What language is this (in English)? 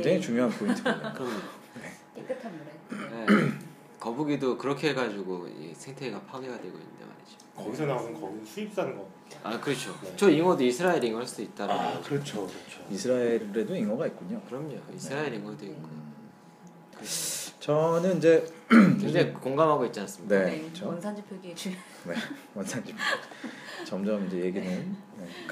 Korean